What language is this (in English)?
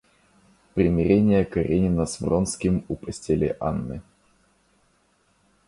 Russian